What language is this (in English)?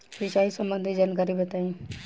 Bhojpuri